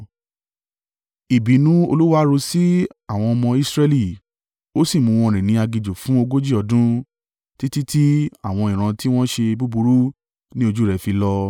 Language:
Yoruba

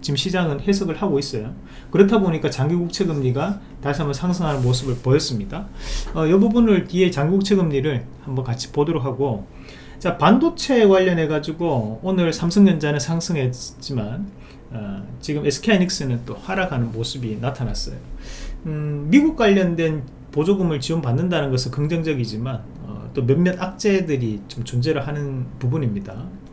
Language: Korean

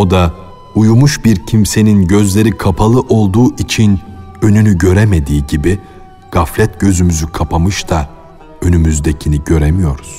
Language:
Turkish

